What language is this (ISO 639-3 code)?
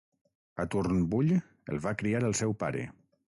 cat